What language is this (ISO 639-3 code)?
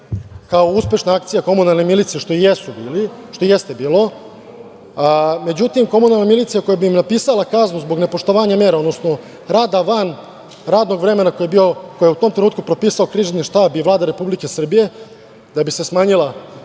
srp